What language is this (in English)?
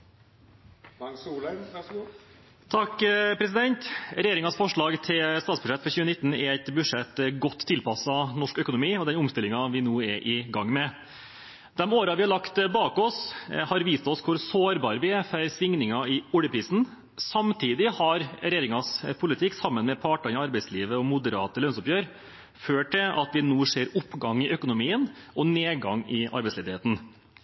Norwegian Bokmål